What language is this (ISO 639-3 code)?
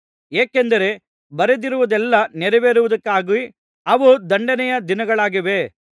kan